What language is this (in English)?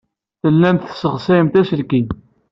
Kabyle